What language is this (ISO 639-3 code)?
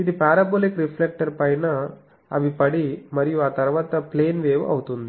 tel